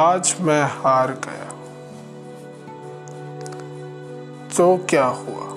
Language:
Hindi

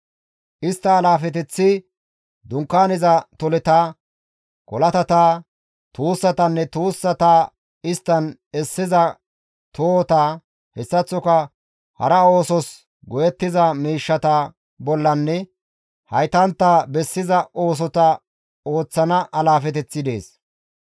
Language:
Gamo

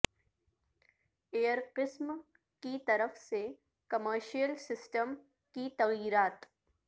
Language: Urdu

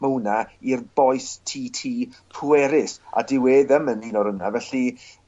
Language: Welsh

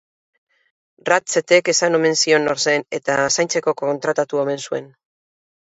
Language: Basque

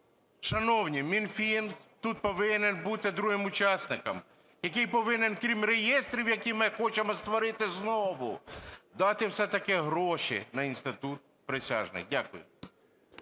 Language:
Ukrainian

